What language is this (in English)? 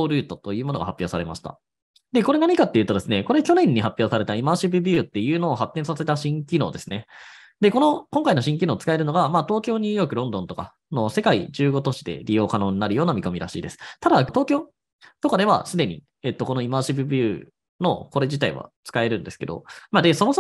Japanese